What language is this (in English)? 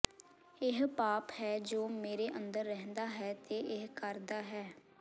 Punjabi